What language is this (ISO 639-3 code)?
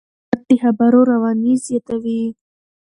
pus